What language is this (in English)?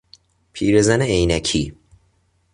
Persian